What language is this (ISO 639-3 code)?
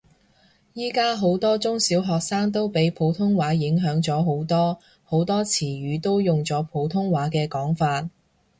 yue